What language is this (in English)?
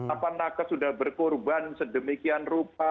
Indonesian